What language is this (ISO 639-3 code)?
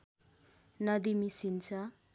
nep